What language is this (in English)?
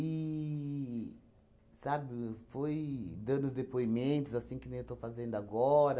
Portuguese